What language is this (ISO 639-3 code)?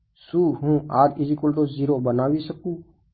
guj